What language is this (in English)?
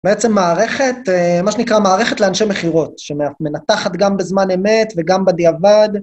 Hebrew